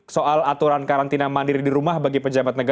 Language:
Indonesian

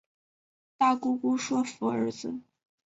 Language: Chinese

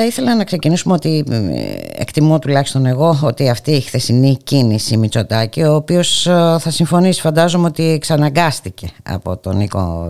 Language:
Greek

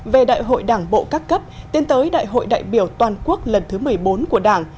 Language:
Vietnamese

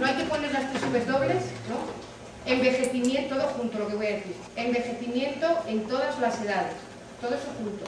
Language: Spanish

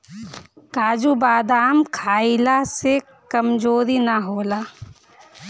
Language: Bhojpuri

